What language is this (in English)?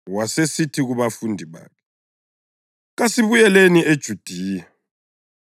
North Ndebele